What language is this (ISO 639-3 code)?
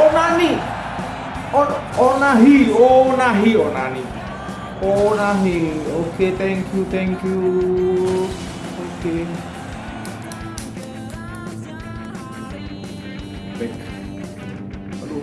ind